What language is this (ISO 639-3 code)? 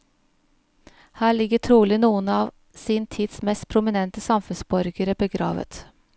nor